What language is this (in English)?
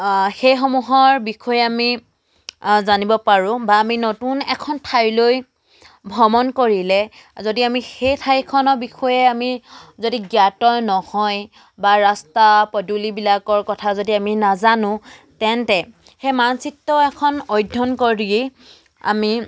Assamese